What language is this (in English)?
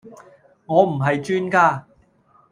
Cantonese